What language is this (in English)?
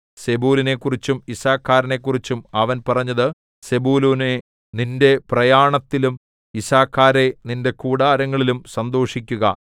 Malayalam